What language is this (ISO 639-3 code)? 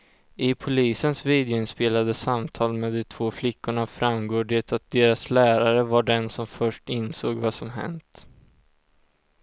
swe